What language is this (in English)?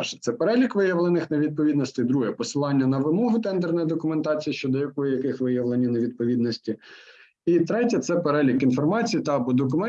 Ukrainian